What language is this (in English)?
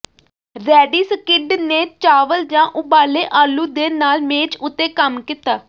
Punjabi